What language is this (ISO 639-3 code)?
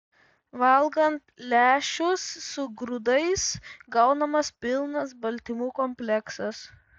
lit